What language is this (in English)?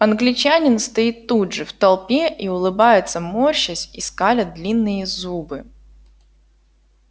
Russian